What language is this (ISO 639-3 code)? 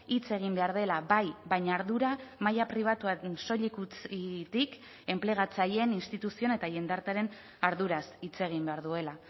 eus